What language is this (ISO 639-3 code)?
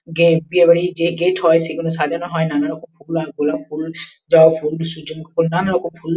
ben